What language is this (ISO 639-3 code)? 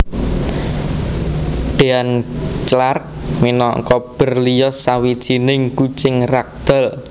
jav